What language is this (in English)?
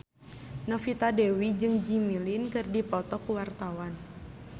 Sundanese